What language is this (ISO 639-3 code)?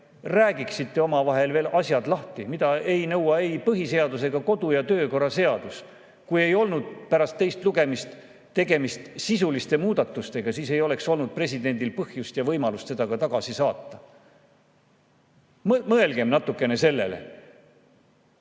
est